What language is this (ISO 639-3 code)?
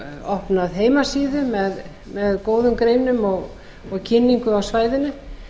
isl